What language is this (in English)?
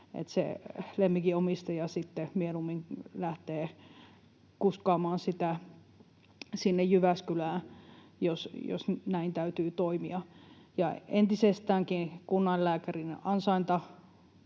Finnish